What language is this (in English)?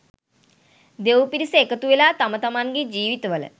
Sinhala